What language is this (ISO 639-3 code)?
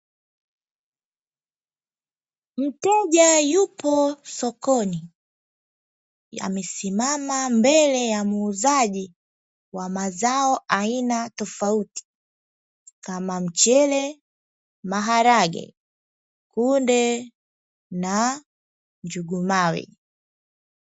swa